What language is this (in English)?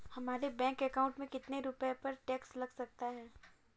Hindi